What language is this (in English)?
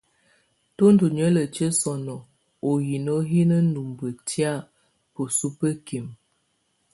Tunen